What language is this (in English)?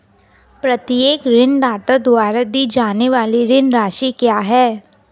Hindi